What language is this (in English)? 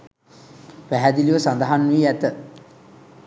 Sinhala